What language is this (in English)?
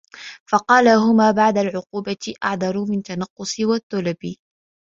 Arabic